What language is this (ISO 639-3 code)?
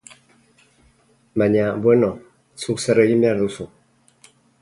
eus